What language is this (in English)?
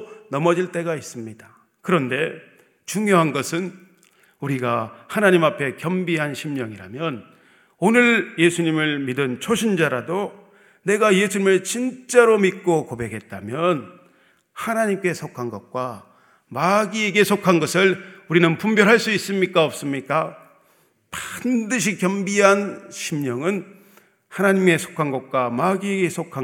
Korean